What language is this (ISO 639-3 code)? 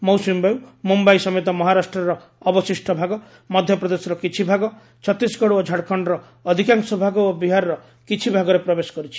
ori